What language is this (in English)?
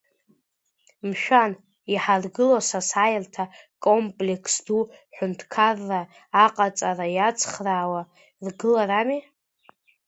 Abkhazian